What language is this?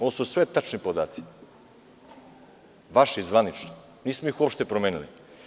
Serbian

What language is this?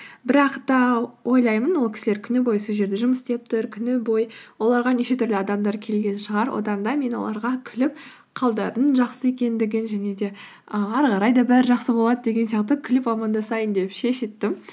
Kazakh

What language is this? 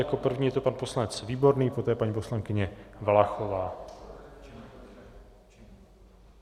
Czech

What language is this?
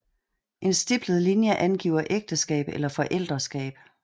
Danish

